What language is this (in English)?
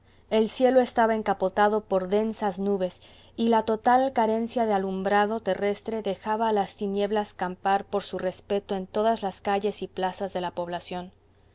Spanish